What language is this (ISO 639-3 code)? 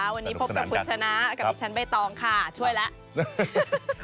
tha